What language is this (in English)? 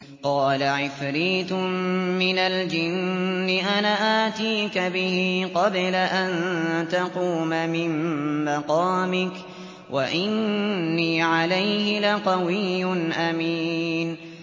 Arabic